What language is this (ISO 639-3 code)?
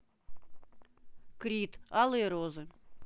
rus